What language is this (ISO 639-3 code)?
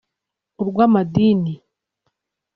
kin